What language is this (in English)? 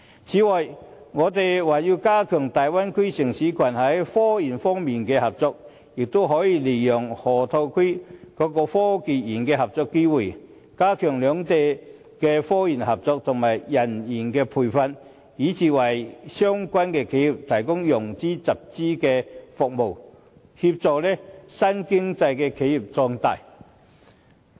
Cantonese